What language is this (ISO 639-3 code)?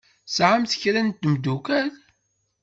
kab